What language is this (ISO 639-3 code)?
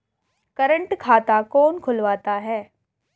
hin